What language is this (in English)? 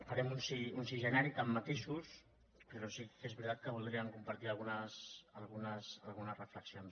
Catalan